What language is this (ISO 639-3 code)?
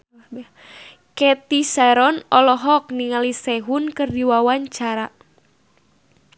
sun